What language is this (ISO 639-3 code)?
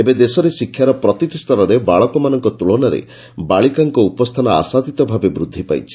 ori